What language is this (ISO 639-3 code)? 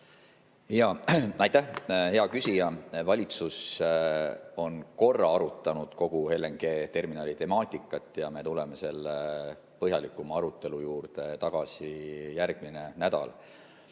est